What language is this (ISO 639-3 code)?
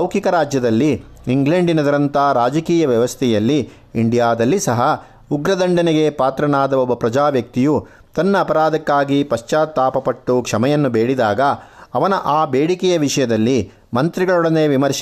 kan